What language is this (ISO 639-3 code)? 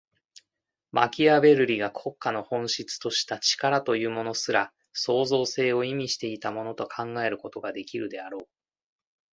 jpn